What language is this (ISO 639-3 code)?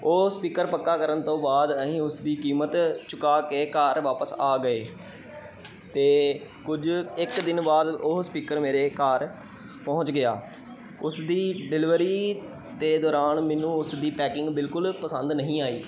pan